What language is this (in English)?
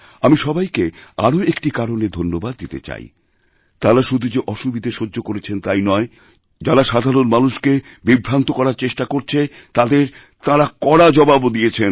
Bangla